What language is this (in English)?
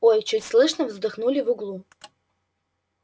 Russian